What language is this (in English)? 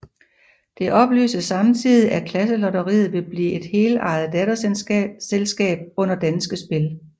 Danish